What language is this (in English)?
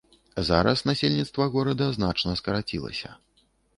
Belarusian